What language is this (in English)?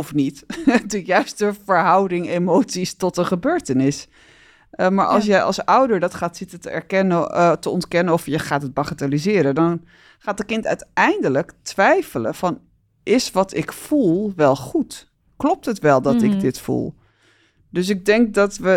Dutch